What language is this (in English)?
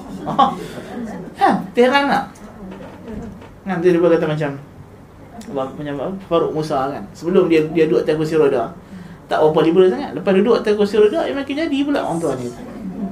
Malay